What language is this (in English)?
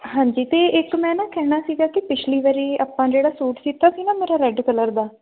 Punjabi